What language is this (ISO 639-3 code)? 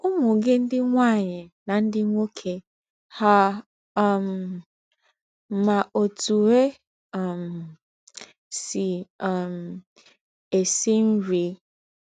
ibo